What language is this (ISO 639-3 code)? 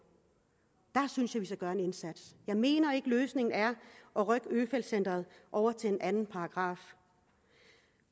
dan